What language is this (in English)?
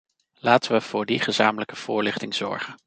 Dutch